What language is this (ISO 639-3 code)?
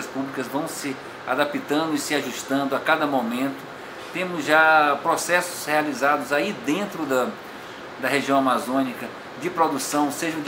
por